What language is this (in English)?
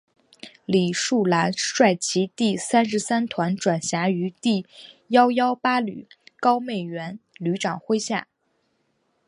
Chinese